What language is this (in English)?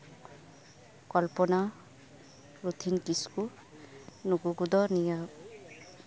Santali